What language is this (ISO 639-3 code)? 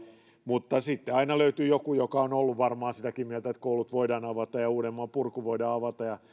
fin